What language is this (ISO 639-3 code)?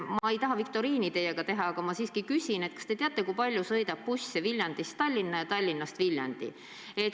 est